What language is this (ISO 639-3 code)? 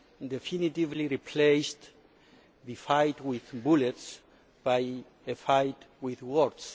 eng